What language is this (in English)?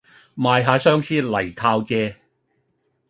Cantonese